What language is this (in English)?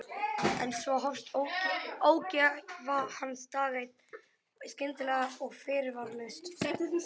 Icelandic